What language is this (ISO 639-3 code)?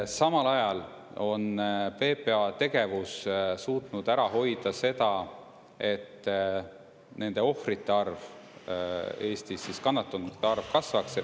est